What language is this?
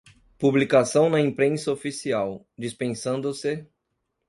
Portuguese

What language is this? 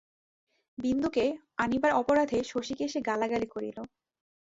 Bangla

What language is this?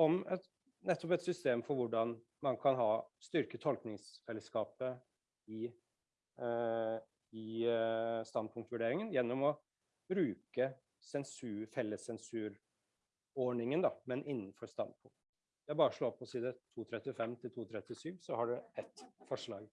Norwegian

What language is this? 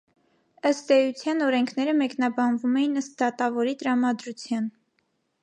Armenian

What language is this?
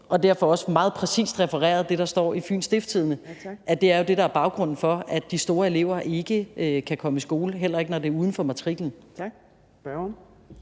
Danish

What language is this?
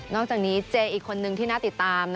Thai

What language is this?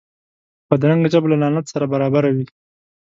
Pashto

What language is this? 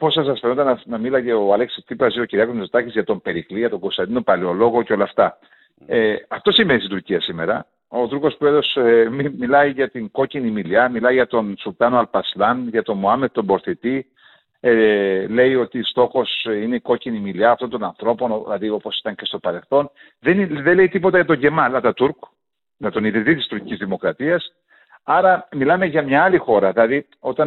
Greek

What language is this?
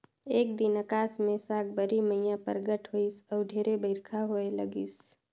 Chhattisgarhi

